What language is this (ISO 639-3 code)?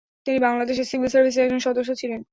ben